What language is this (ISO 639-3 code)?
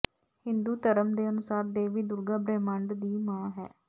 pan